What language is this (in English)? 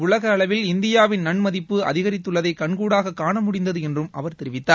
Tamil